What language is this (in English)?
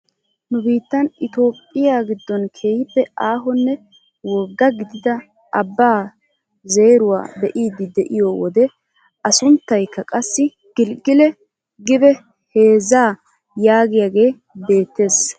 Wolaytta